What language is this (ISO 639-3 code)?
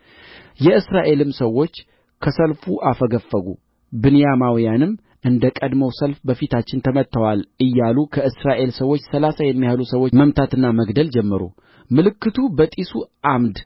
amh